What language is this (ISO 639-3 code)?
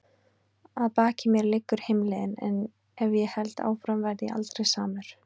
isl